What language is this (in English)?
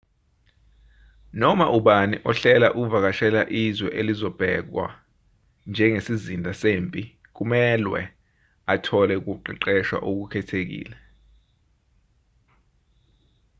Zulu